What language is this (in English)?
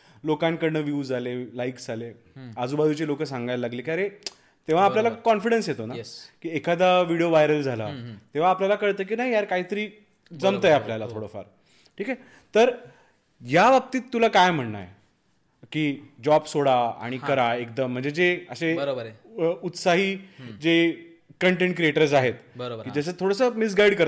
Marathi